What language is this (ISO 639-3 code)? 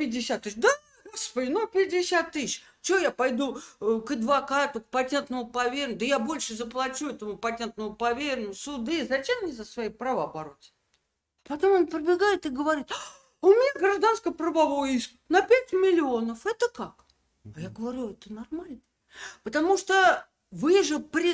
rus